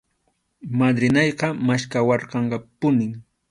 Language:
Arequipa-La Unión Quechua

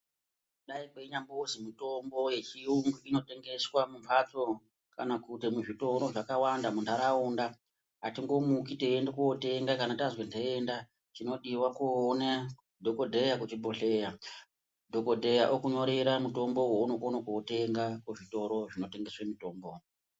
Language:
Ndau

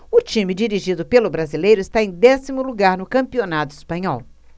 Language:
Portuguese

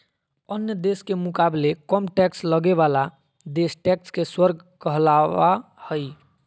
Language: Magahi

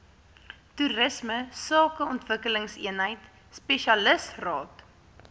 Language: Afrikaans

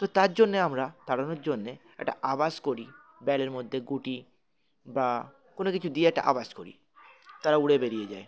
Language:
Bangla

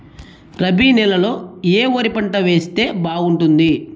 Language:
Telugu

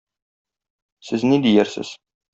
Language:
Tatar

